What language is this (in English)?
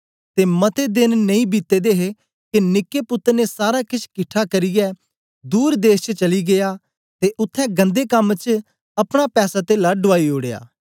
Dogri